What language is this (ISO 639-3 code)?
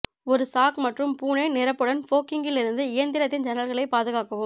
tam